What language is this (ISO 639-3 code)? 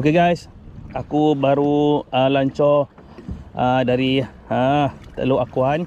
msa